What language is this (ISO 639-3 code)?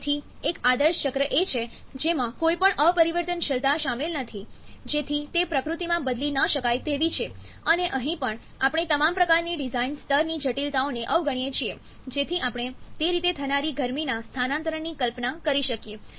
guj